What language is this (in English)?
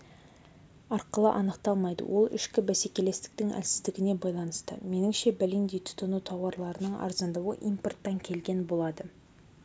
Kazakh